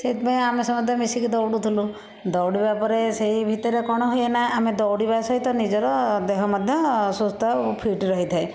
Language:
Odia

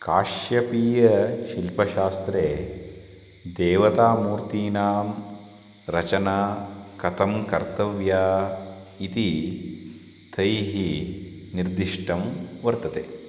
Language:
Sanskrit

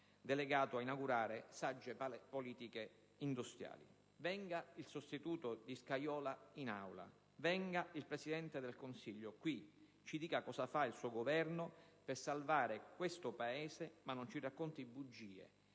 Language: Italian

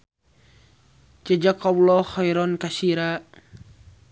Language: Sundanese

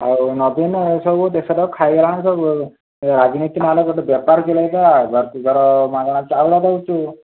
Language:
Odia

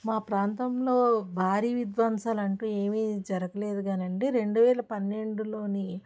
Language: Telugu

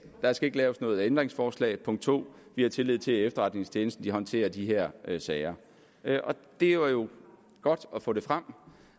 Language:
Danish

